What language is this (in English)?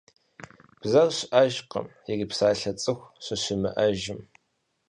Kabardian